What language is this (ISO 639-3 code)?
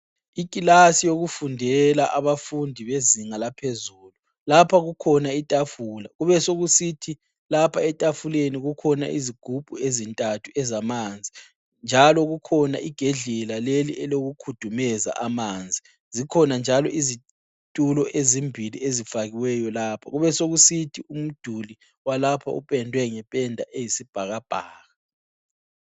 nde